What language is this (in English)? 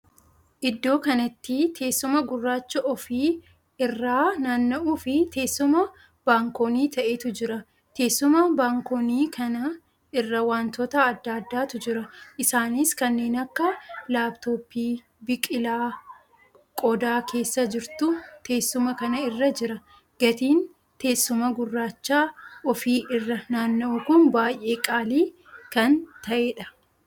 Oromo